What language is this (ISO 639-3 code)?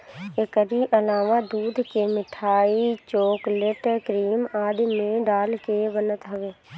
bho